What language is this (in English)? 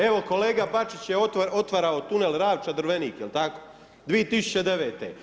Croatian